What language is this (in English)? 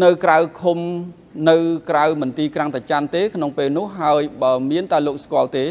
Thai